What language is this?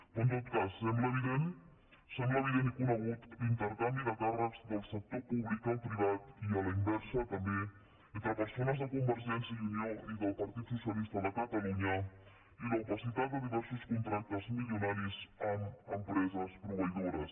Catalan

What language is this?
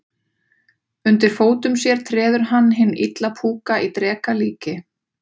Icelandic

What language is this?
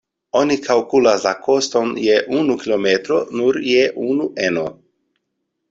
Esperanto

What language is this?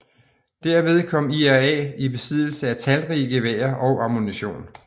Danish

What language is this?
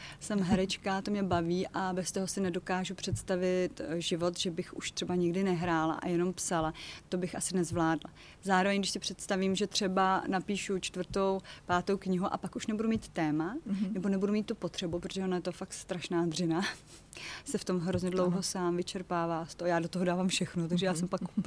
Czech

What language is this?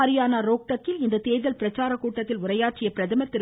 Tamil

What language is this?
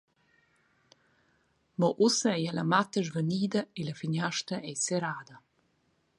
Romansh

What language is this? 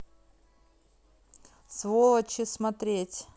Russian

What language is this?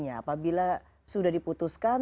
Indonesian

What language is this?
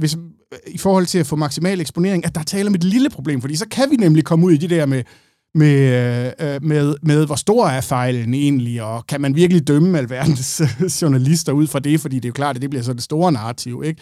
Danish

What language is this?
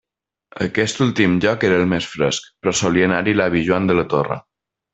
Catalan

